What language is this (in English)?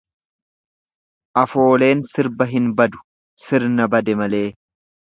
Oromo